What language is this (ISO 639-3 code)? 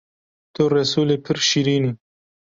kur